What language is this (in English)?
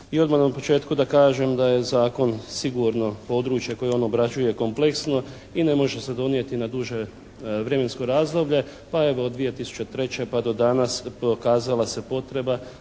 Croatian